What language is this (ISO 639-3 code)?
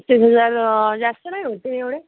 mar